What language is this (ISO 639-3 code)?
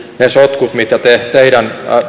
fin